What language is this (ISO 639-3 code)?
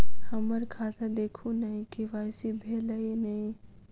mai